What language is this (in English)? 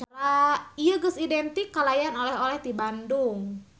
Sundanese